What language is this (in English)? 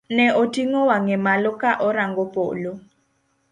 Luo (Kenya and Tanzania)